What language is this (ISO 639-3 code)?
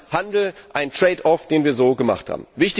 deu